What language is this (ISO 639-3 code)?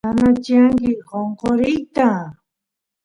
qus